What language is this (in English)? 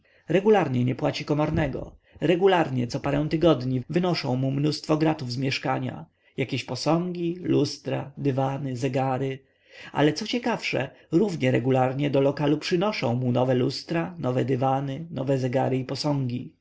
Polish